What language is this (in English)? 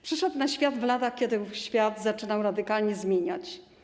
Polish